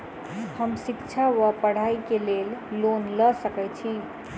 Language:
Maithili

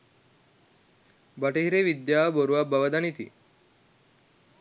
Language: Sinhala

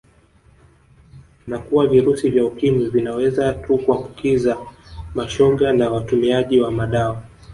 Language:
Swahili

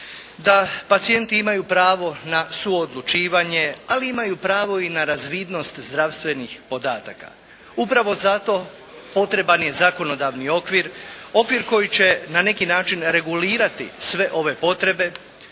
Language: Croatian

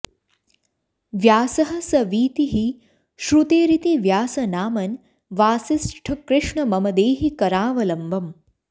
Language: Sanskrit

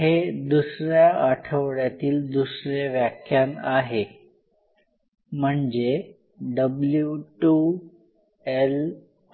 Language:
Marathi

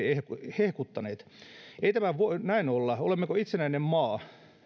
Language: Finnish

